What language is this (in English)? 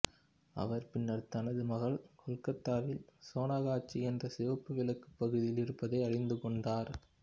Tamil